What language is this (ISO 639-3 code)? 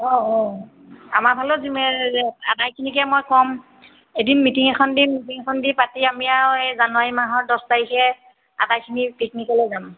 asm